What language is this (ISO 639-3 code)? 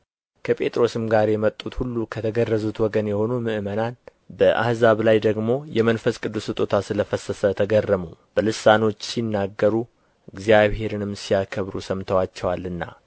amh